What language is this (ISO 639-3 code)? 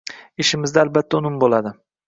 uzb